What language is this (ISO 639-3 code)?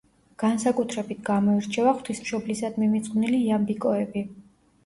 kat